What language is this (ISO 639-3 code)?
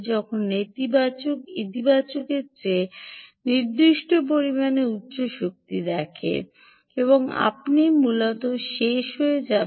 ben